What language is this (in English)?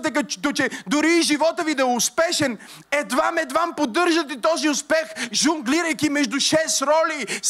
Bulgarian